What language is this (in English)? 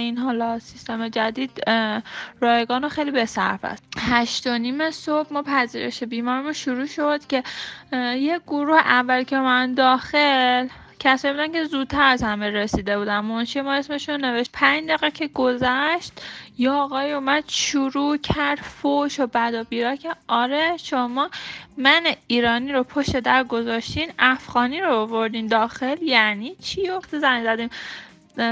Persian